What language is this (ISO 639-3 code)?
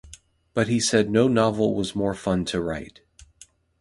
eng